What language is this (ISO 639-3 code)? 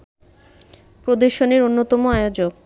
ben